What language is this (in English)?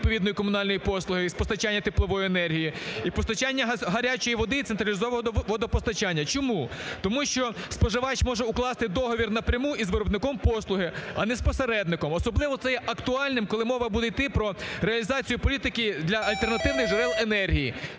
Ukrainian